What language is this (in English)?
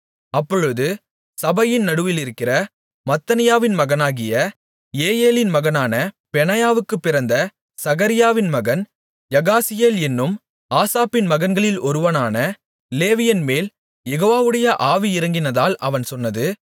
Tamil